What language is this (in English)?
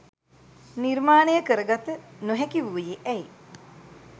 Sinhala